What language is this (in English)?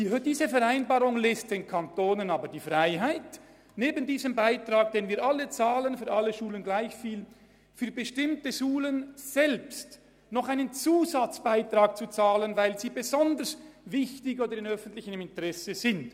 Swiss German